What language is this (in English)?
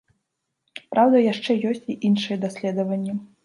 Belarusian